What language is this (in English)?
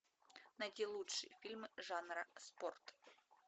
Russian